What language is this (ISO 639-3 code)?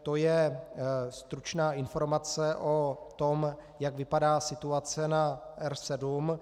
ces